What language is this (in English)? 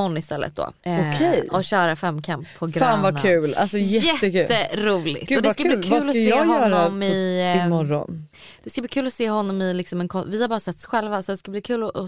Swedish